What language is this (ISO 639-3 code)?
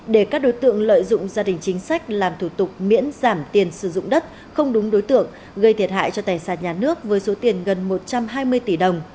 vie